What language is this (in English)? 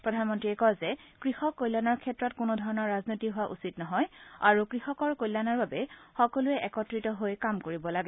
Assamese